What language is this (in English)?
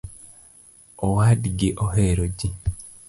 Luo (Kenya and Tanzania)